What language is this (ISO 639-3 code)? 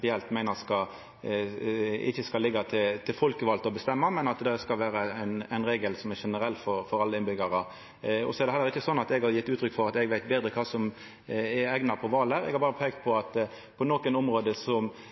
nno